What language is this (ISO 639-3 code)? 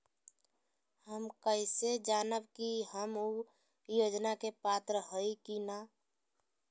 mag